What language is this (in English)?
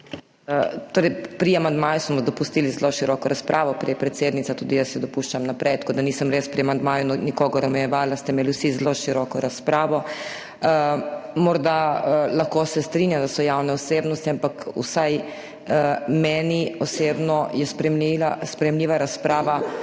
Slovenian